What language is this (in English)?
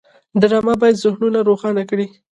Pashto